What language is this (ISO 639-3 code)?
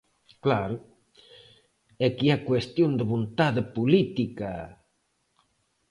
glg